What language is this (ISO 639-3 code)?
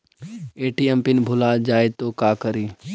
mag